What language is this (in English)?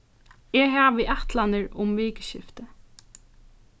Faroese